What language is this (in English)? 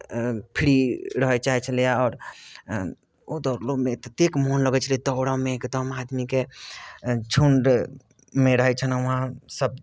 Maithili